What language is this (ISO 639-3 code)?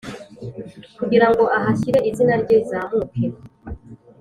kin